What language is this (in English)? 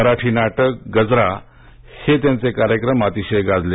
Marathi